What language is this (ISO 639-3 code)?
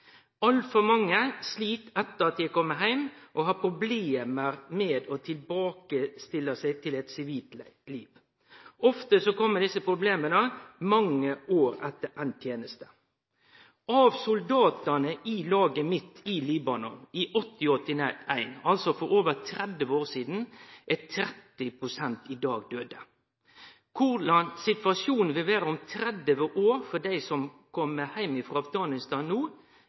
nno